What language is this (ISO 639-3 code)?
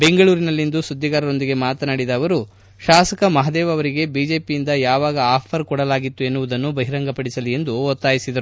kan